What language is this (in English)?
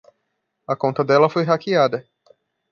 Portuguese